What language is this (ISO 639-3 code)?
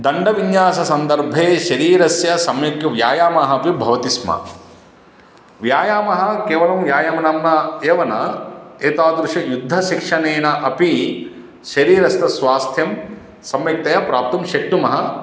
san